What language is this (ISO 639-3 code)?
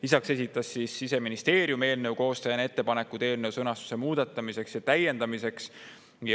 est